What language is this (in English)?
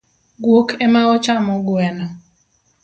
Luo (Kenya and Tanzania)